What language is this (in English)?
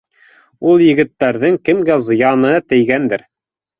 Bashkir